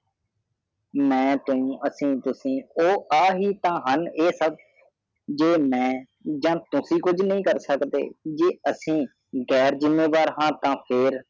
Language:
Punjabi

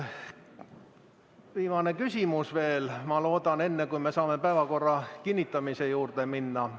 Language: Estonian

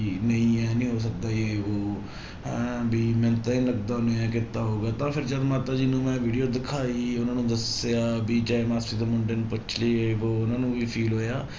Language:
Punjabi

